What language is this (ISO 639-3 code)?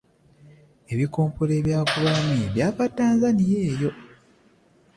lug